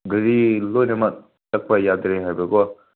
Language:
Manipuri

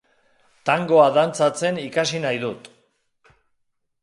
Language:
Basque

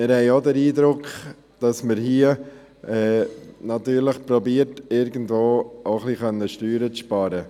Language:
Swiss German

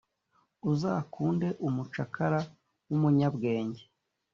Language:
Kinyarwanda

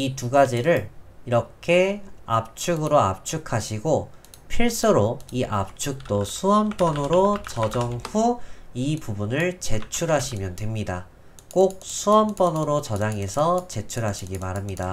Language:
Korean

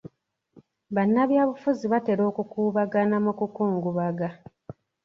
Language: Ganda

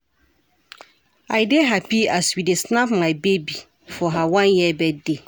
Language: Nigerian Pidgin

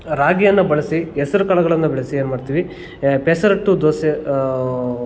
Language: Kannada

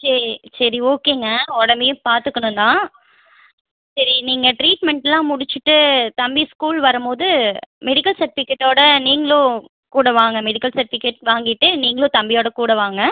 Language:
Tamil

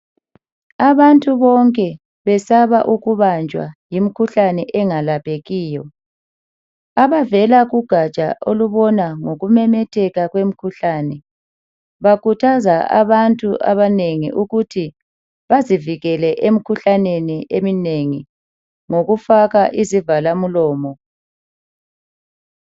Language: North Ndebele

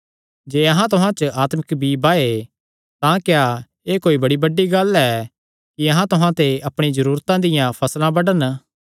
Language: Kangri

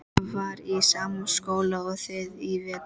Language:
Icelandic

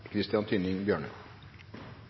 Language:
Norwegian Bokmål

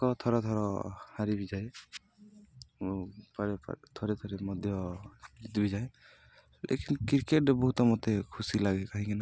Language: Odia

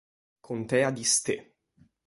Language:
Italian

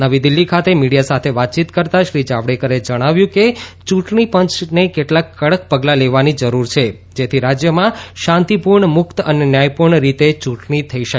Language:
Gujarati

